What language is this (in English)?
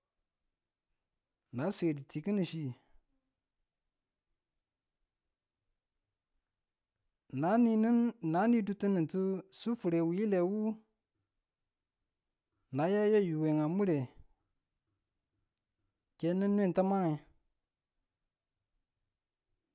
Tula